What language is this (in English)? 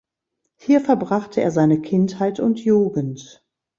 German